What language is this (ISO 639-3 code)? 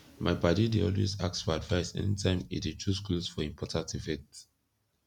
pcm